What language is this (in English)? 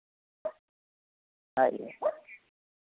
Santali